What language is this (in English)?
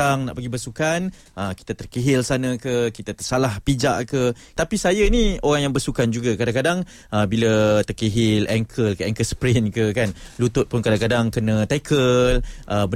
Malay